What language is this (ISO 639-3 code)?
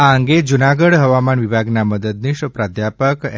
guj